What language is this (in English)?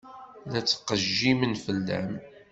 Kabyle